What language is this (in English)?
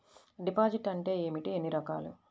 Telugu